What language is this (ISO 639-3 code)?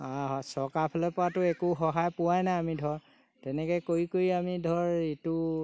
asm